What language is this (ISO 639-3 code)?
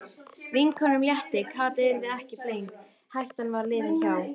isl